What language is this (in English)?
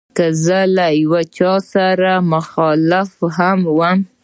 Pashto